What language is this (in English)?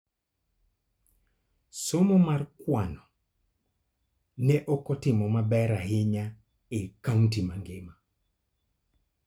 Luo (Kenya and Tanzania)